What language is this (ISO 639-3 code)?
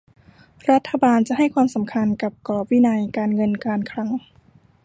tha